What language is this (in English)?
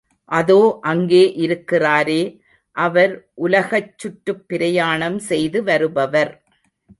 Tamil